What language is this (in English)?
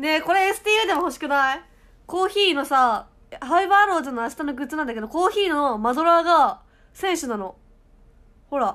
Japanese